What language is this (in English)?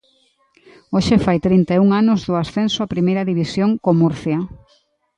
Galician